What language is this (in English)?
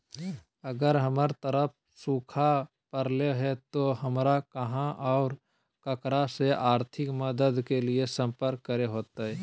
Magahi